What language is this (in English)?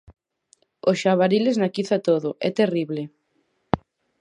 Galician